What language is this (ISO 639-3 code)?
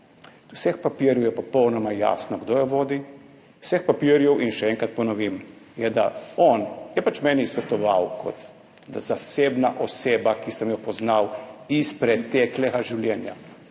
slv